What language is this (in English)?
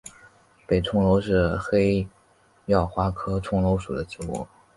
Chinese